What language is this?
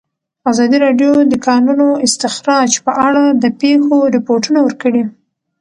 Pashto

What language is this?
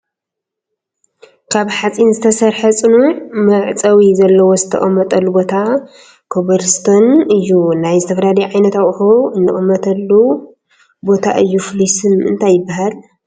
Tigrinya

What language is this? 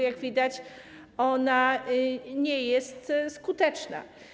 Polish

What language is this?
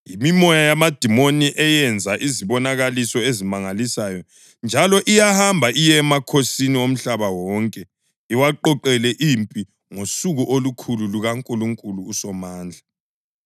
North Ndebele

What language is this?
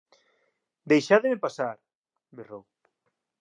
Galician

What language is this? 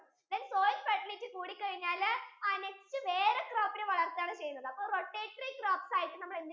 Malayalam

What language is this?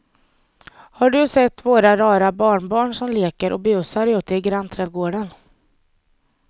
Swedish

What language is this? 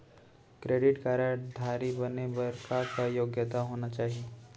Chhattisgarhi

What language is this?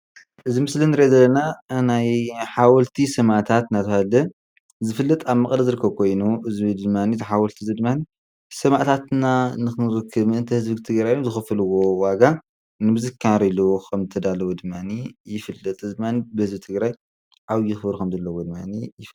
Tigrinya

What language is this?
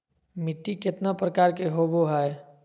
Magahi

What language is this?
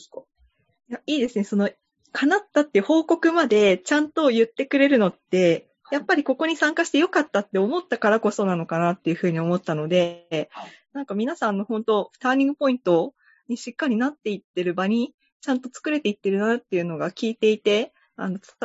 Japanese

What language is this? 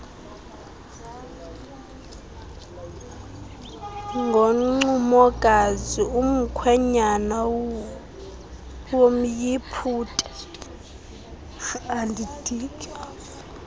Xhosa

